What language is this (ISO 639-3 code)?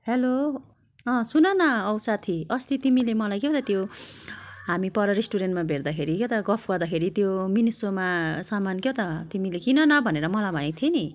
nep